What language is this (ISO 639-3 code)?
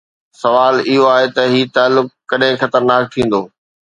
snd